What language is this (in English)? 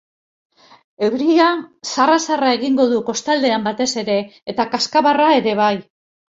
Basque